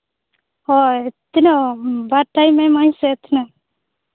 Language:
Santali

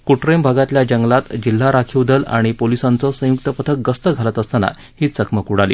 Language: Marathi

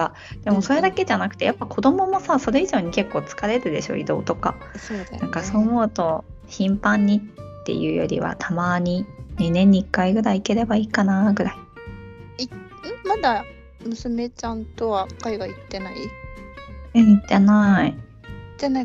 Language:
Japanese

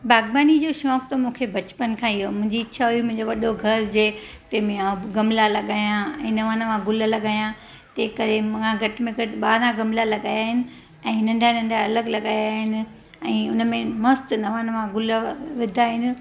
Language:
Sindhi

